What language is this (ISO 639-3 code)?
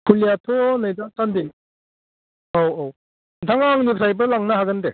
brx